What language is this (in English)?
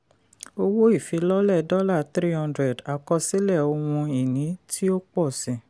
Yoruba